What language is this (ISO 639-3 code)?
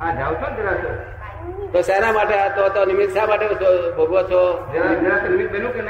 guj